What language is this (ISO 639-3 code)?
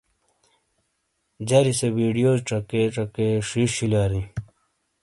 scl